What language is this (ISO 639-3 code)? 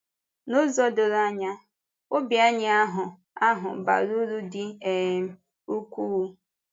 ibo